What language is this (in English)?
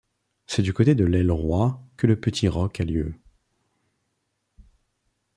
French